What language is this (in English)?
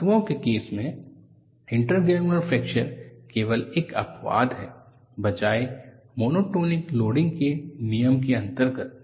Hindi